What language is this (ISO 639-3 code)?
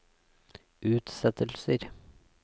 nor